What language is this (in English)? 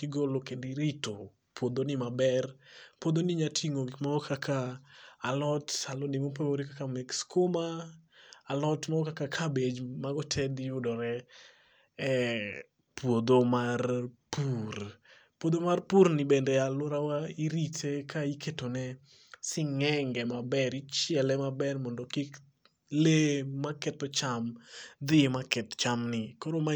Luo (Kenya and Tanzania)